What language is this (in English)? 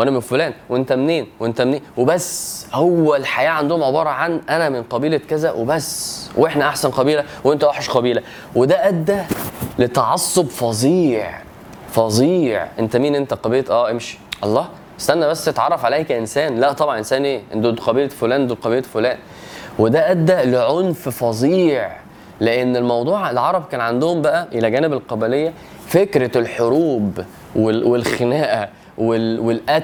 Arabic